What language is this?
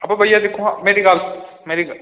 Dogri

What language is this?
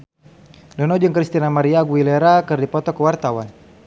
Sundanese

